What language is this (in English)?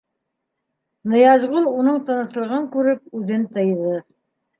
Bashkir